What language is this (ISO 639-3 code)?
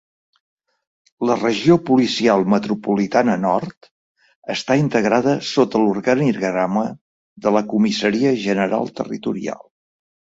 cat